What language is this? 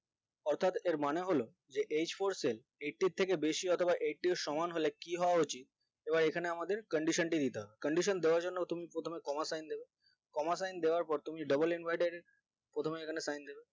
Bangla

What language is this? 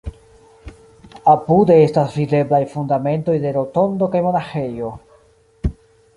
Esperanto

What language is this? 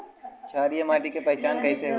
Bhojpuri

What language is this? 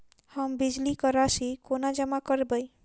Maithili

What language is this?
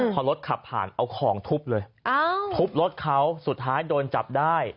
Thai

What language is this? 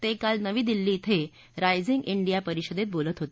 Marathi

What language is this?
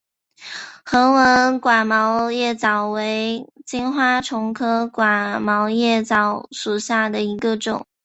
Chinese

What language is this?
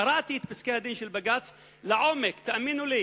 Hebrew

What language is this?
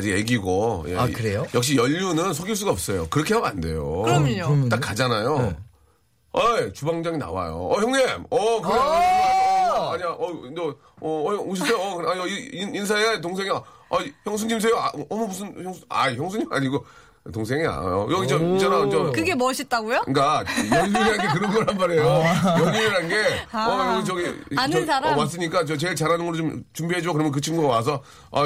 Korean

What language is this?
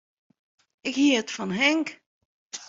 Western Frisian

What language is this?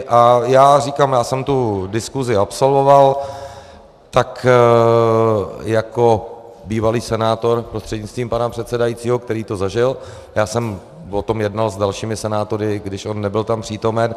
Czech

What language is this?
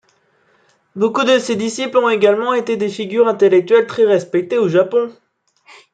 French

